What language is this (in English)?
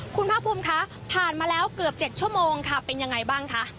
Thai